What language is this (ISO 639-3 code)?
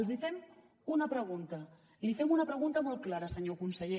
cat